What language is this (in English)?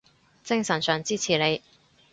Cantonese